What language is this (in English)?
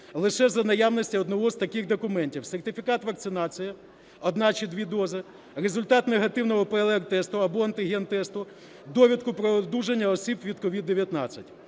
Ukrainian